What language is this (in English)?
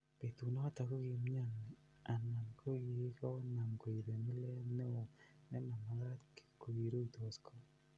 Kalenjin